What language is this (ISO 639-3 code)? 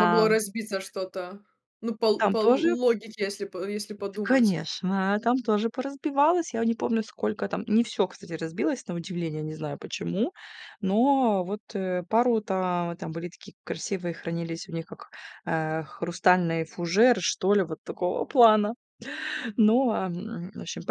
rus